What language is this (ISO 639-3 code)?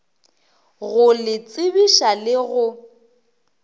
nso